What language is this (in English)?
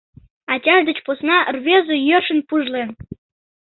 Mari